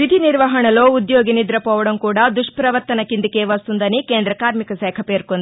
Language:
Telugu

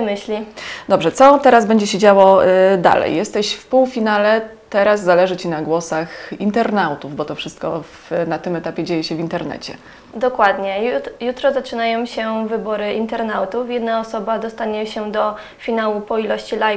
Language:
Polish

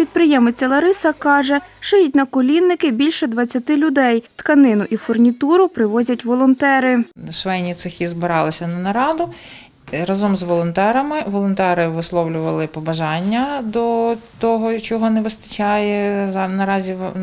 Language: Ukrainian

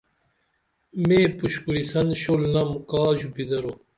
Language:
Dameli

